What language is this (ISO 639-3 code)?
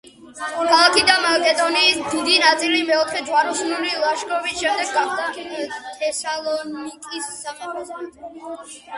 kat